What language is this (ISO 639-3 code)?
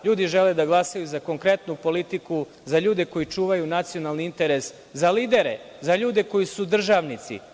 srp